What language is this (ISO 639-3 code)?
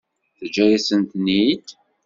kab